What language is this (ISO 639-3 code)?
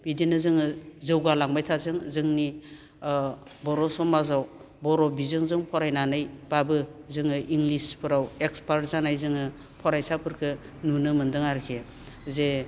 brx